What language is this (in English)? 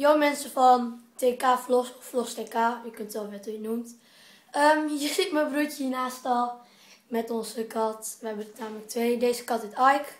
Dutch